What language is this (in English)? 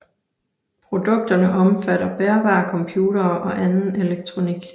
Danish